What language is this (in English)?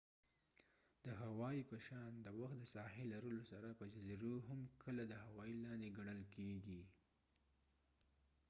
Pashto